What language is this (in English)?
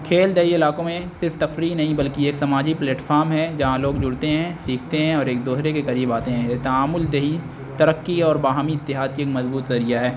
Urdu